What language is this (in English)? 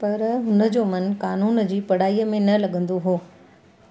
Sindhi